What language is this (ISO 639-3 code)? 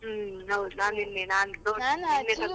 kan